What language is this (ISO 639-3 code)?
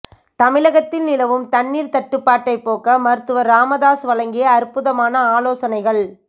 tam